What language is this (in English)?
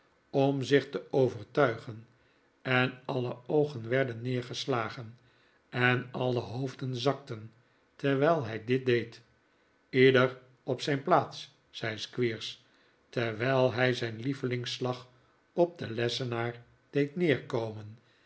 Dutch